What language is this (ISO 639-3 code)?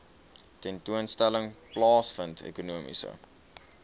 afr